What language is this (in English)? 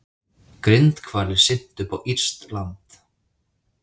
Icelandic